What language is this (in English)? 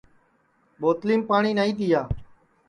Sansi